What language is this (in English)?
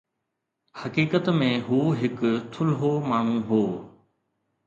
Sindhi